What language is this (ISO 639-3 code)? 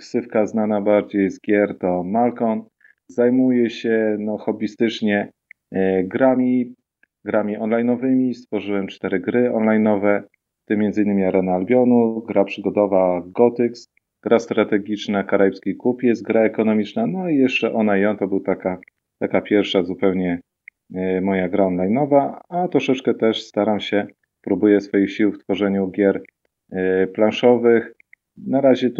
pol